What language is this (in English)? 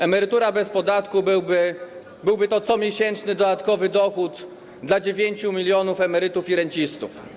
Polish